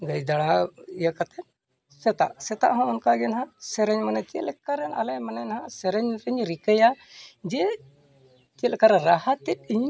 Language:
Santali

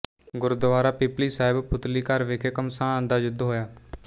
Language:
Punjabi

